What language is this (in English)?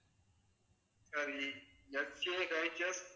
Tamil